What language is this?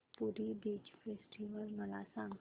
Marathi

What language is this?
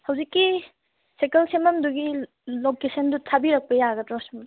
Manipuri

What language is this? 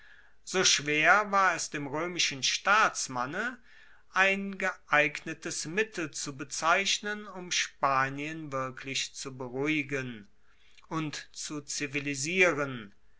German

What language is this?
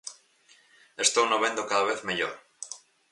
Galician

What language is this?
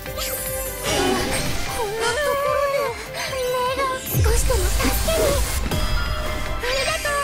Japanese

